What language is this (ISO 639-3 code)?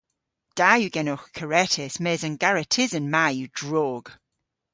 cor